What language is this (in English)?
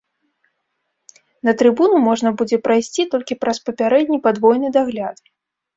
Belarusian